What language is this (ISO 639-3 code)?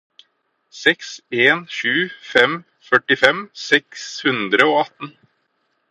nob